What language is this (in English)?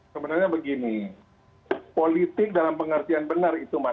Indonesian